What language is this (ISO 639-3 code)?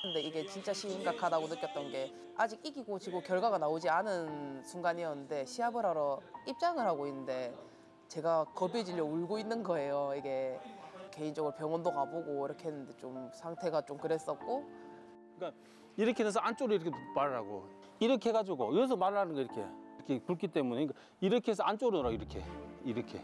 kor